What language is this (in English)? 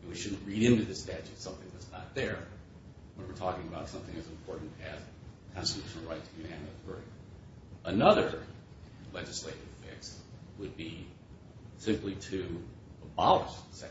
English